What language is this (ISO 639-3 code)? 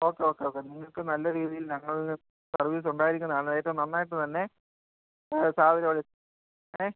mal